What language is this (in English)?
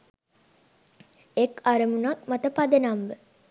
Sinhala